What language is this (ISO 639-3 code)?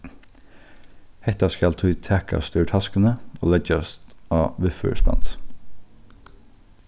fao